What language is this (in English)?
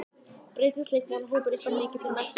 Icelandic